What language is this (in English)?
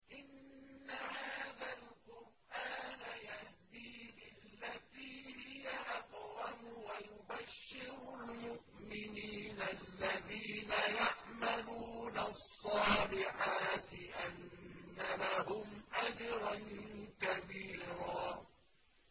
Arabic